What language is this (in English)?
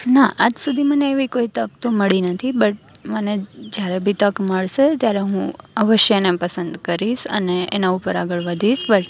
Gujarati